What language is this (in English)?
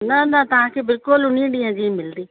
Sindhi